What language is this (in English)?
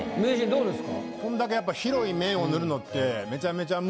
Japanese